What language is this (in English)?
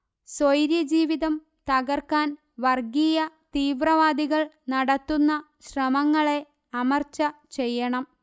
Malayalam